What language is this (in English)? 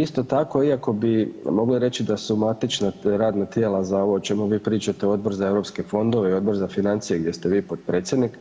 Croatian